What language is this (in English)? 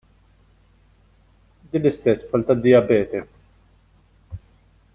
Maltese